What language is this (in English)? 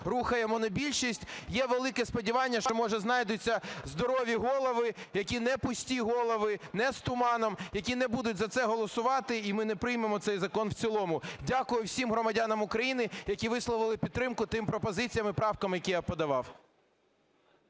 Ukrainian